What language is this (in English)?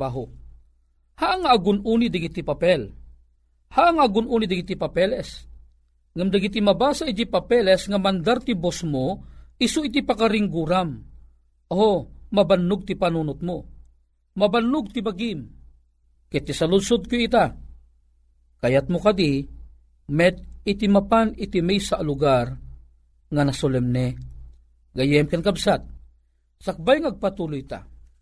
Filipino